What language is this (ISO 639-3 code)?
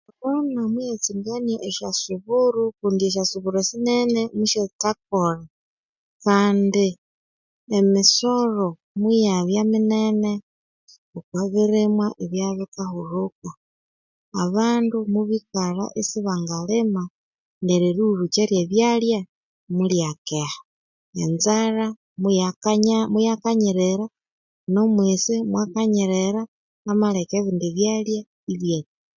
koo